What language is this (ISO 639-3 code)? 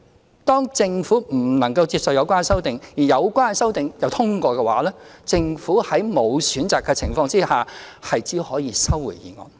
yue